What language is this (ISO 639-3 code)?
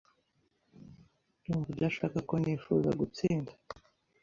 kin